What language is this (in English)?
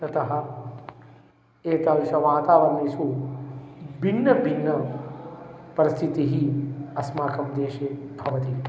Sanskrit